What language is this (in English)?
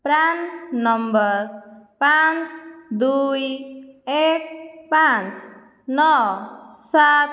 Odia